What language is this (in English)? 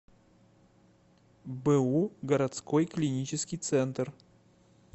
Russian